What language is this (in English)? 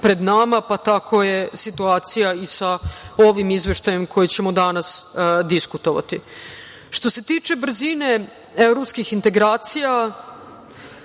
Serbian